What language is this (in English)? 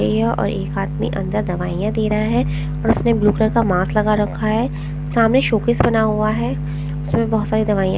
Hindi